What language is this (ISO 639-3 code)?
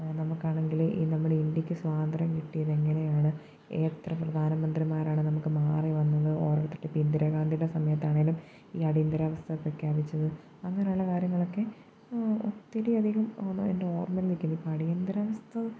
mal